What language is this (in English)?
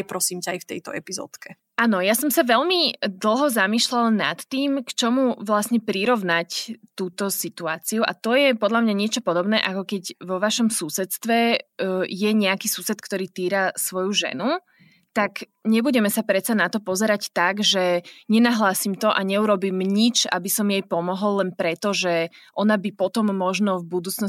Slovak